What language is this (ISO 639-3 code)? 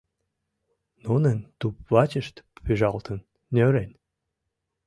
chm